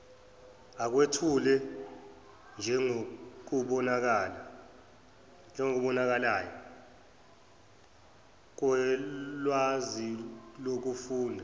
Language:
Zulu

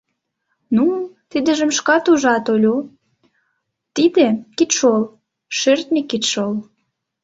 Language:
Mari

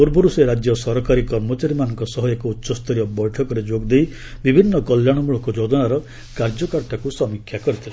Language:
Odia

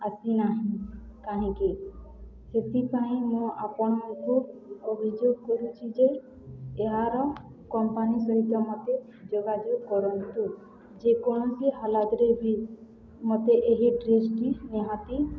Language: Odia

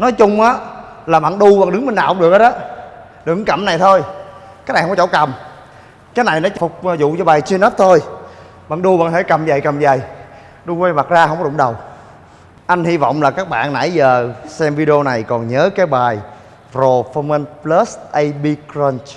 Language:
Vietnamese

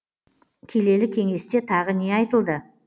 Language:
Kazakh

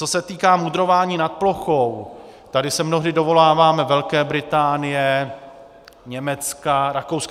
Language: Czech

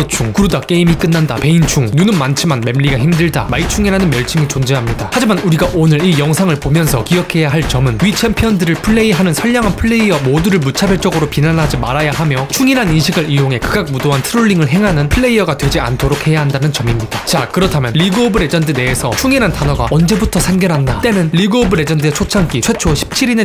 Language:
Korean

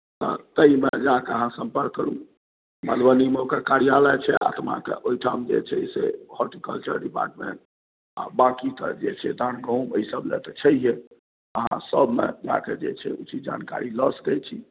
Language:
Maithili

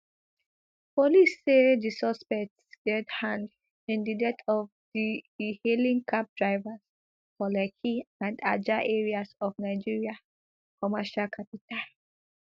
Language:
Nigerian Pidgin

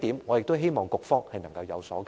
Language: Cantonese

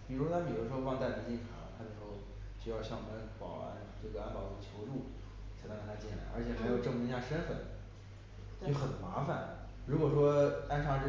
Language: Chinese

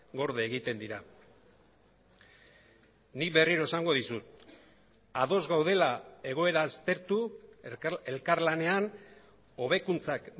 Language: Basque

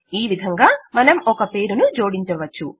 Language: Telugu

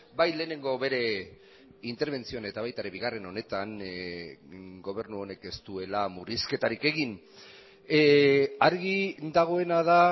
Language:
Basque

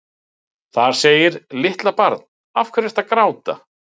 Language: Icelandic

